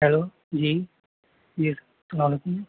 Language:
Urdu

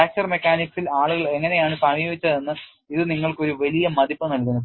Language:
Malayalam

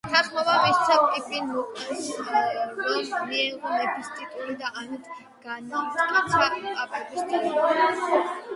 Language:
Georgian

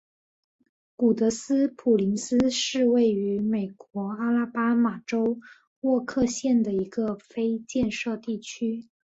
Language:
Chinese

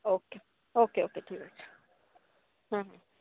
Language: Bangla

